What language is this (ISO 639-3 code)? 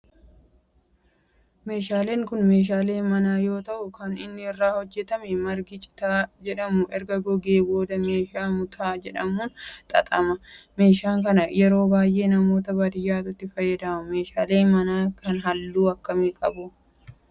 orm